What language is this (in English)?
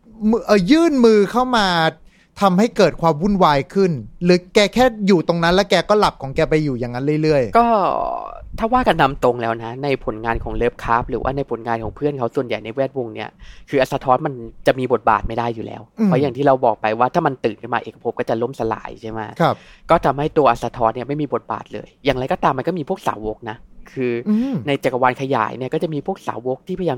Thai